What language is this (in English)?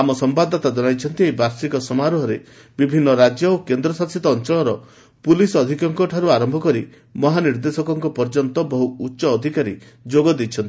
Odia